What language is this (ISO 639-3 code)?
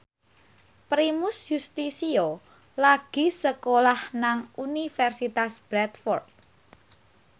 jav